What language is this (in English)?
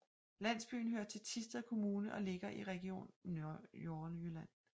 Danish